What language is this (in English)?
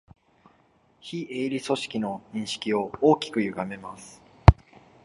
Japanese